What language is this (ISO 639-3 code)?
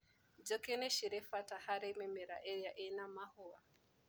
kik